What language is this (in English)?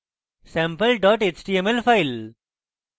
Bangla